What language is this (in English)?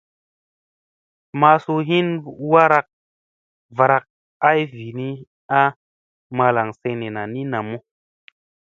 Musey